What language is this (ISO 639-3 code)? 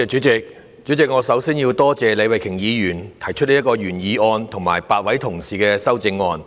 yue